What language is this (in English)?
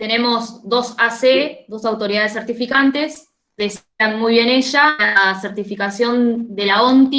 Spanish